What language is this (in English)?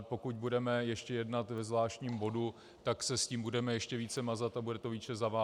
Czech